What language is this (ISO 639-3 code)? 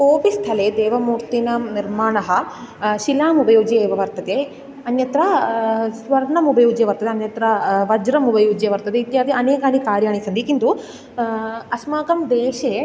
san